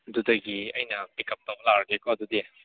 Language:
Manipuri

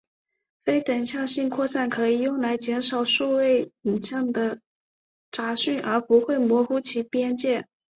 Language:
Chinese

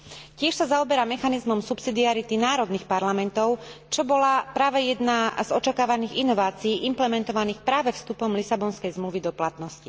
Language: Slovak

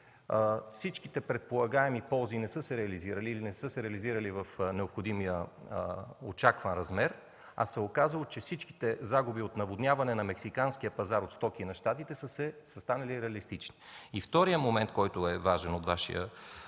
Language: Bulgarian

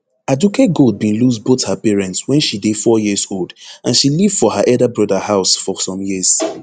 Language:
Nigerian Pidgin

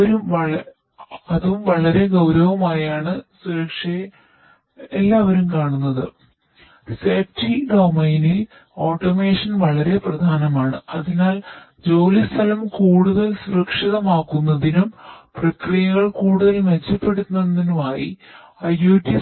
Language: Malayalam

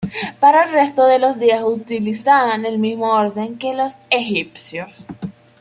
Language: Spanish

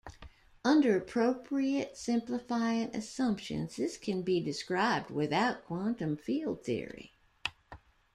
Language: English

